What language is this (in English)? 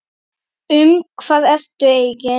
Icelandic